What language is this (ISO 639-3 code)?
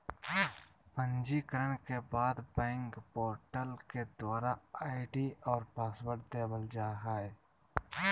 mag